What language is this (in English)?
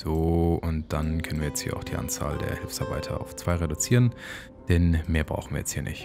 German